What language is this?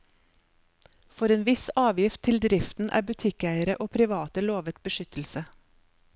Norwegian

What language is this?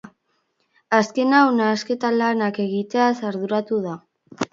Basque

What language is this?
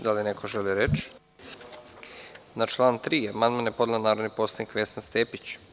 Serbian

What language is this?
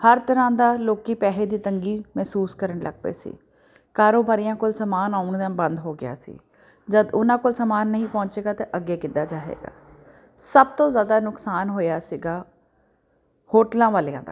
Punjabi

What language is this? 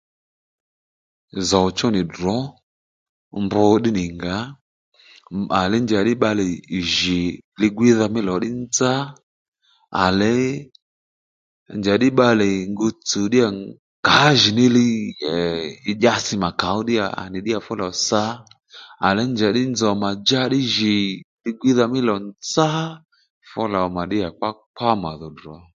Lendu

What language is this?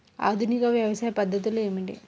Telugu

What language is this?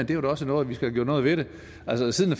Danish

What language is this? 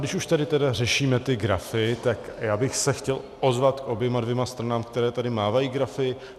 Czech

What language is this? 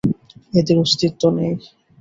Bangla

